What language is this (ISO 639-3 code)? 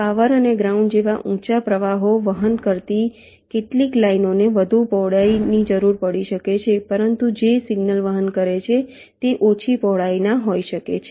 guj